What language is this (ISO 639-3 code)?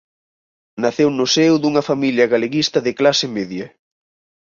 glg